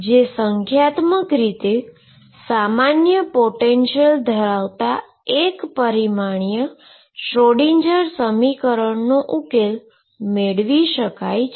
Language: Gujarati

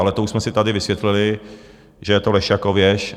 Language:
Czech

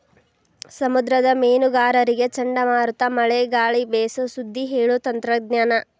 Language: Kannada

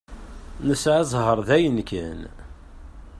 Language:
Kabyle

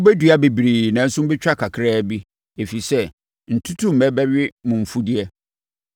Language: Akan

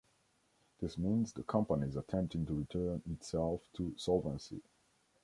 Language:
English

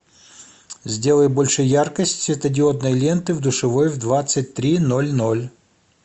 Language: Russian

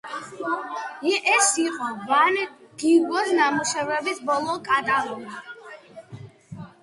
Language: Georgian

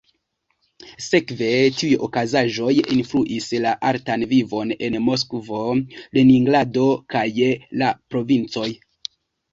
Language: Esperanto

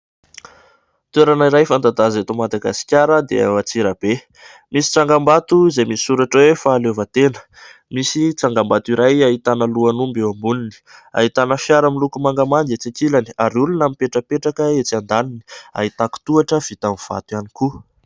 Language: Malagasy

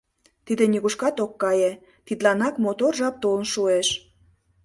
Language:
Mari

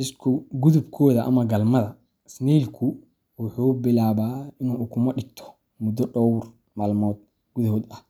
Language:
Somali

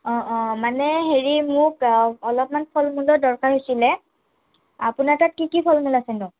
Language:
Assamese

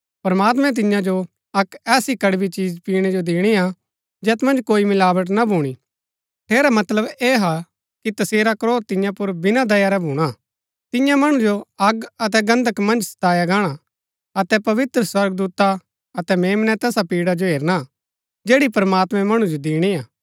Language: Gaddi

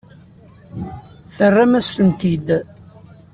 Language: Kabyle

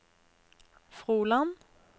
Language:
Norwegian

